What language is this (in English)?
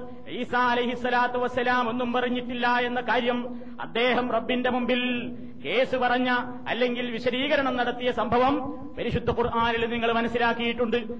Malayalam